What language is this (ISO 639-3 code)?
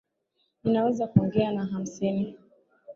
swa